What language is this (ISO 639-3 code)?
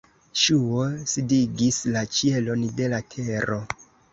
epo